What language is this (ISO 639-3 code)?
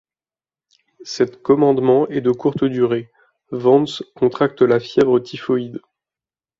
fra